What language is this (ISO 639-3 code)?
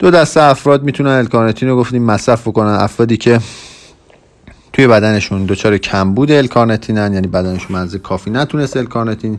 fas